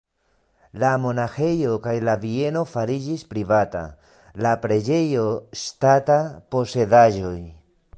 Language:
Esperanto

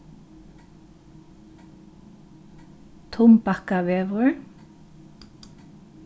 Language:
Faroese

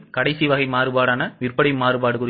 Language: Tamil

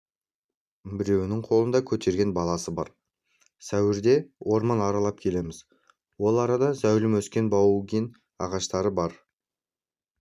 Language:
Kazakh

